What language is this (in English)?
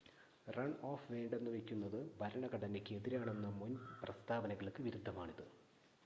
Malayalam